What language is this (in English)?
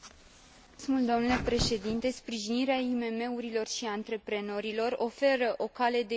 Romanian